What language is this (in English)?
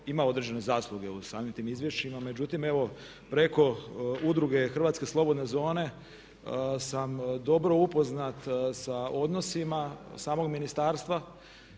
Croatian